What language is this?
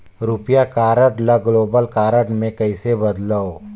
Chhattisgarhi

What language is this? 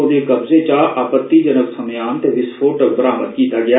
Dogri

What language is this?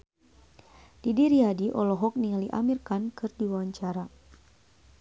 Sundanese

